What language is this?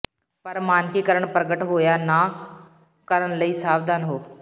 Punjabi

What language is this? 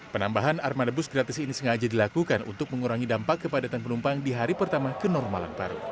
Indonesian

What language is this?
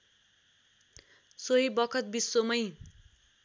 Nepali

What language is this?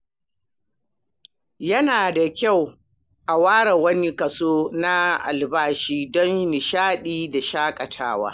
Hausa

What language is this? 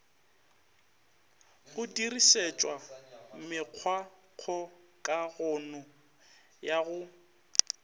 Northern Sotho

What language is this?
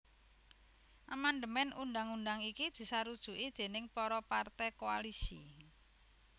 Javanese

